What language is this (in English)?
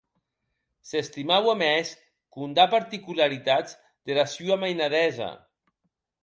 Occitan